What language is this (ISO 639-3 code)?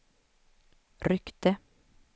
swe